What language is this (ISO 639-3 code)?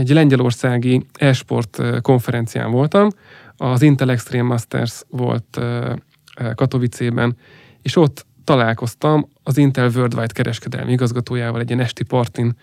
hun